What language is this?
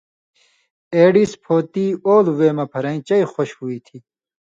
Indus Kohistani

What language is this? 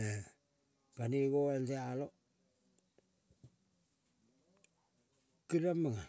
Kol (Papua New Guinea)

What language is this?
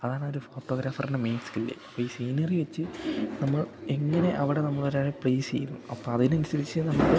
Malayalam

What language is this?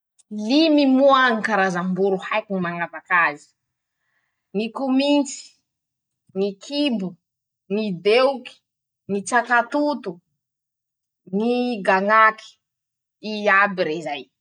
Masikoro Malagasy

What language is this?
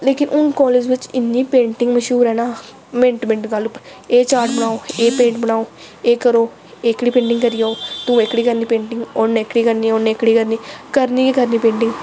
Dogri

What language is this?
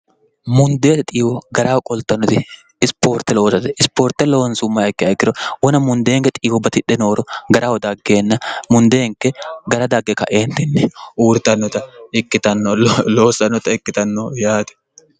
Sidamo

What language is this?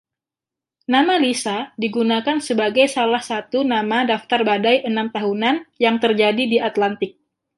Indonesian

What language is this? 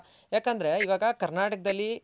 Kannada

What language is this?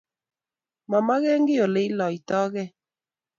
Kalenjin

